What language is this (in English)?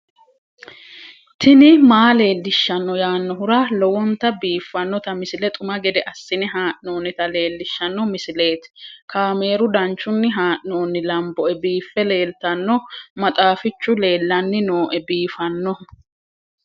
Sidamo